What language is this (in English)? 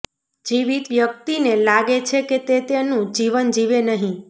Gujarati